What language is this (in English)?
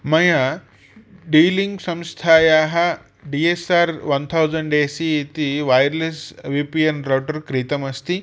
Sanskrit